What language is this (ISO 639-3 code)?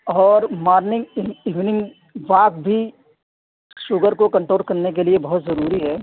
urd